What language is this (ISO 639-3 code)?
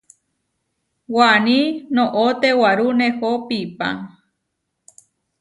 var